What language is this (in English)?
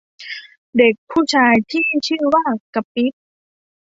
Thai